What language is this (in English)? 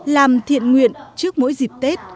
Vietnamese